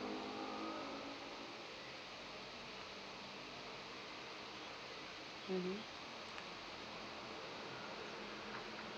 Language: English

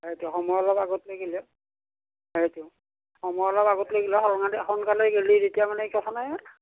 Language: Assamese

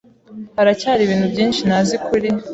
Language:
Kinyarwanda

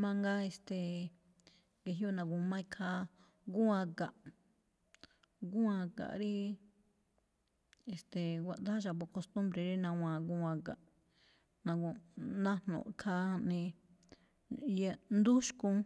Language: Malinaltepec Me'phaa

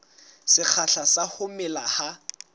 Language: Southern Sotho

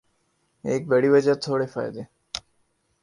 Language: Urdu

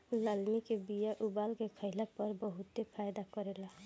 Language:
Bhojpuri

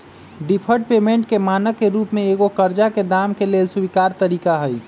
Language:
Magahi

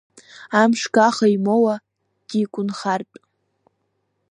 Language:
Abkhazian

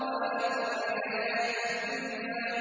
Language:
Arabic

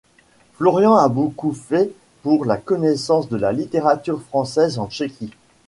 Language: French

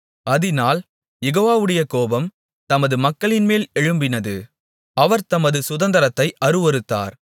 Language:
Tamil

